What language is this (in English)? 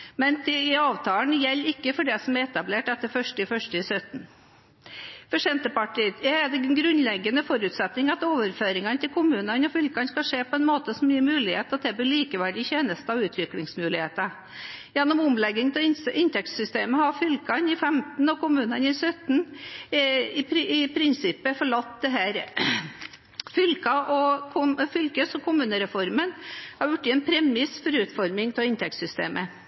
Norwegian Bokmål